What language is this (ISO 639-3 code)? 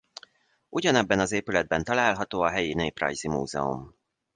hun